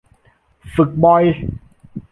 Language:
Thai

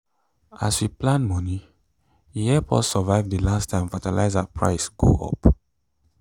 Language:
Nigerian Pidgin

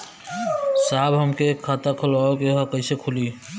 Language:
Bhojpuri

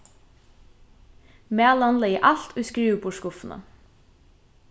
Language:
Faroese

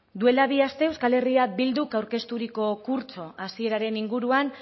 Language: Basque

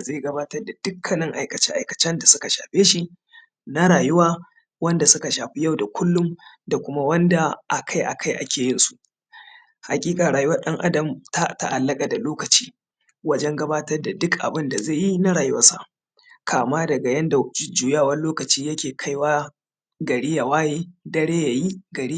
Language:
Hausa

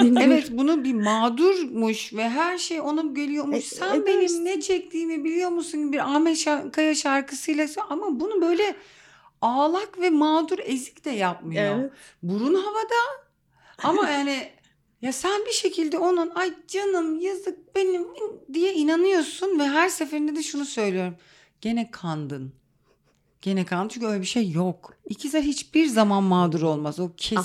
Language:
Turkish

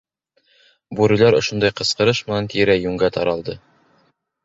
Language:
Bashkir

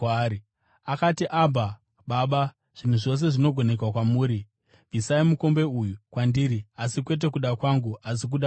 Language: Shona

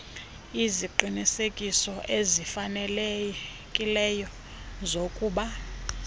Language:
Xhosa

